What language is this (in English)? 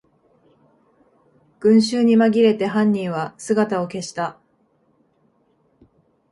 Japanese